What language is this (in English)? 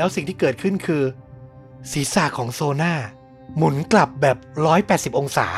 Thai